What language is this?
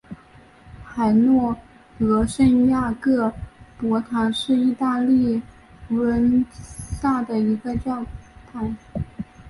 Chinese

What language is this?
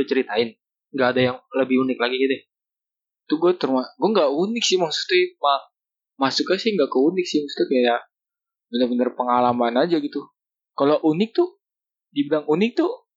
Indonesian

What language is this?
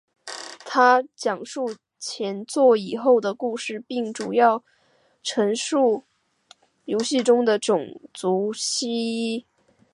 Chinese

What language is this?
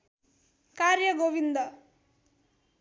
Nepali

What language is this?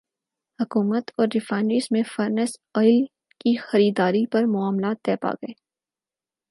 Urdu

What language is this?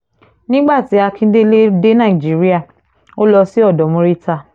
Yoruba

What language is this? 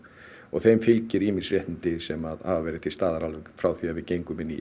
Icelandic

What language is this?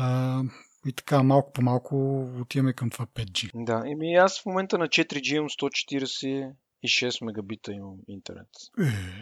Bulgarian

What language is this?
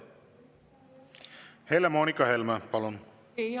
Estonian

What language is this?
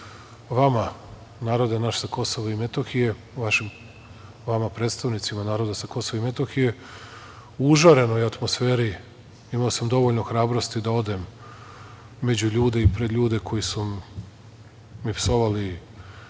Serbian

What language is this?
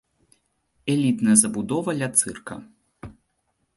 Belarusian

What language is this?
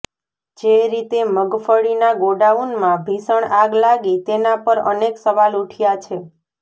Gujarati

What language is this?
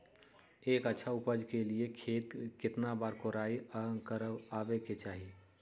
Magahi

